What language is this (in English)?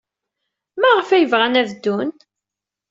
Kabyle